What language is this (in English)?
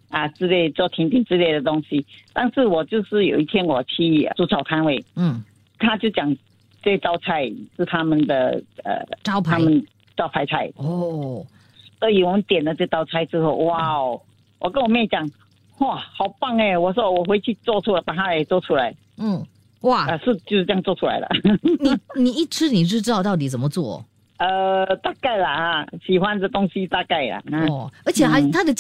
Chinese